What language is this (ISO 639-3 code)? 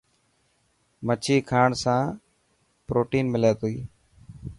mki